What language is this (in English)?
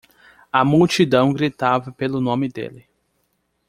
Portuguese